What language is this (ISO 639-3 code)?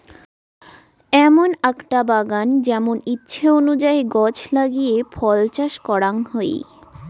ben